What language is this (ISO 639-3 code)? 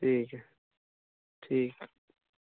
urd